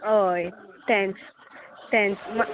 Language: Konkani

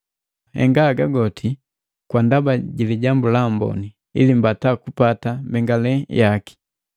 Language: Matengo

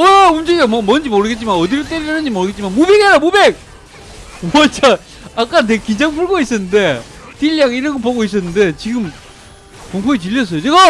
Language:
Korean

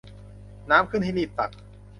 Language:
Thai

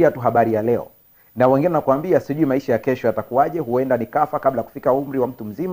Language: Swahili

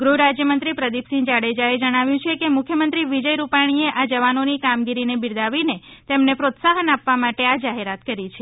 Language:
Gujarati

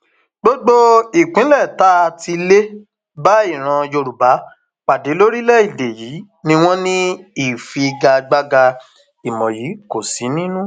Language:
Yoruba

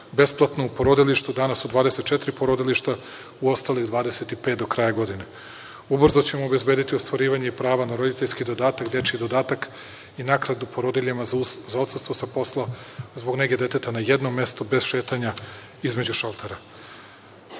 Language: Serbian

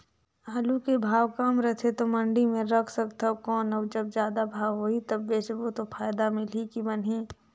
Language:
Chhattisgarhi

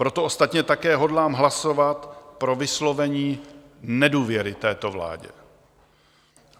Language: Czech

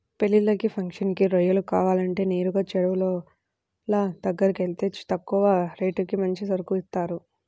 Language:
Telugu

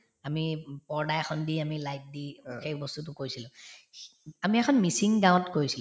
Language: Assamese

